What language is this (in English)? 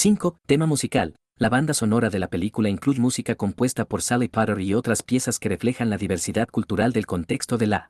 Spanish